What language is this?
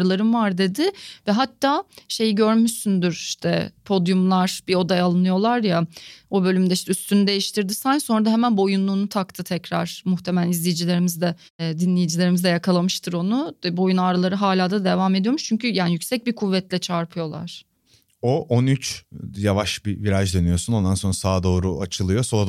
Turkish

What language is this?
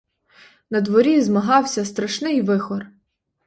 Ukrainian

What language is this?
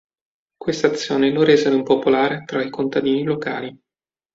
Italian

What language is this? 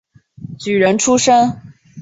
Chinese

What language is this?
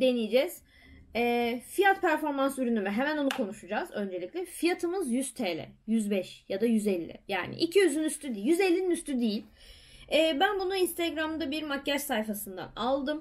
Turkish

